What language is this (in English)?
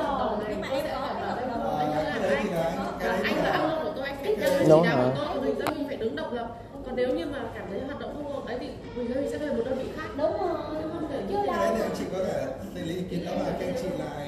Vietnamese